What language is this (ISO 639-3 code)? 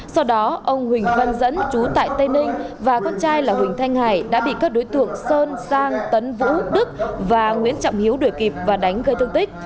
vie